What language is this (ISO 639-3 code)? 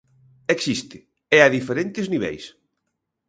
glg